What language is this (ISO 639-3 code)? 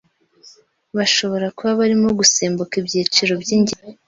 kin